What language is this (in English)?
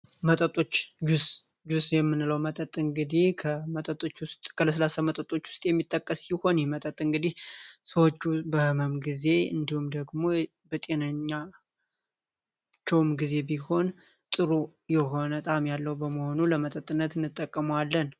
Amharic